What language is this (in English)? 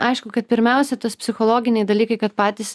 Lithuanian